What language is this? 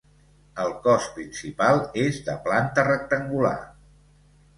Catalan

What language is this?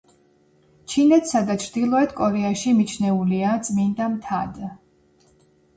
Georgian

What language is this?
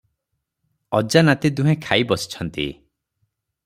Odia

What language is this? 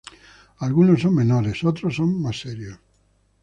Spanish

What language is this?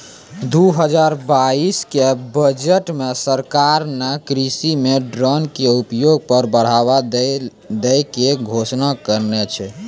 Maithili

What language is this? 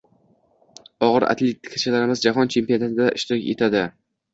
Uzbek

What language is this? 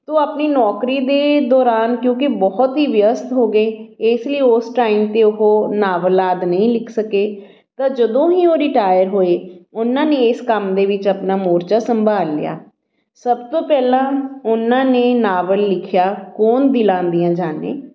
Punjabi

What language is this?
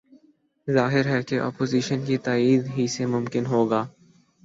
Urdu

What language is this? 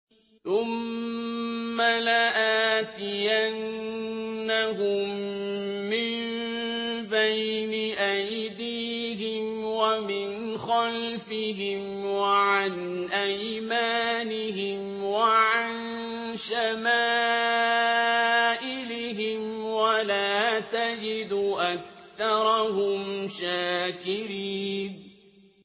Arabic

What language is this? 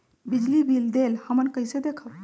Magahi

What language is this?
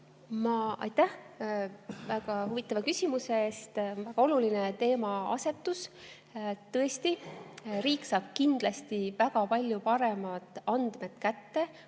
Estonian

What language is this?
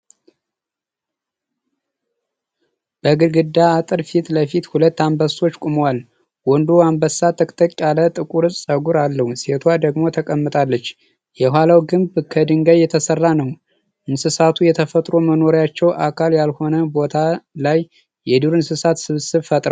Amharic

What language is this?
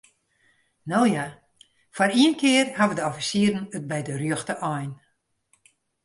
Western Frisian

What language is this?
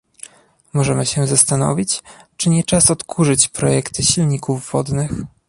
Polish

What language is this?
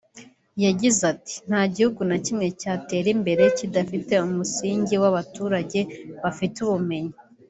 Kinyarwanda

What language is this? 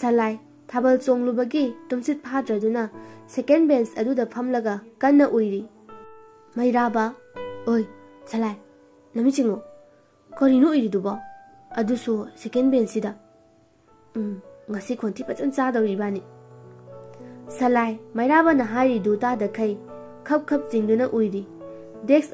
Vietnamese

